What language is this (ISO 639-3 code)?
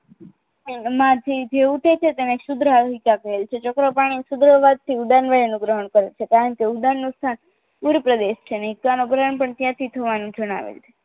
guj